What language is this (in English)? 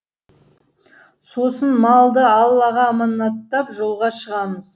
Kazakh